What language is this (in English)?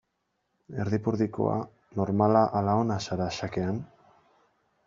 Basque